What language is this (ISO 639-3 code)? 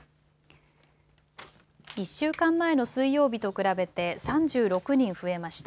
jpn